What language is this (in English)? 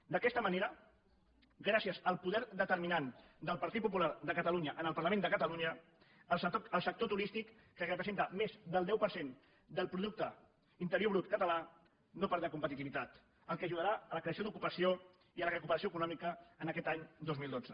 Catalan